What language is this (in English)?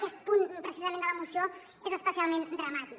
Catalan